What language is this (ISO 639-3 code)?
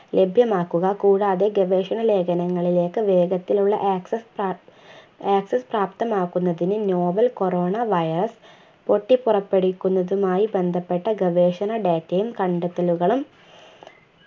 mal